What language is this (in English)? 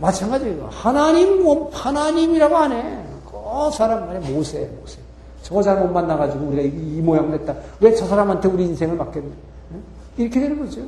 Korean